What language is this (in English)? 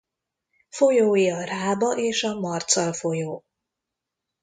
Hungarian